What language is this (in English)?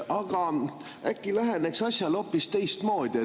Estonian